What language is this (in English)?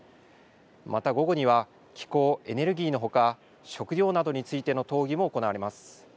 Japanese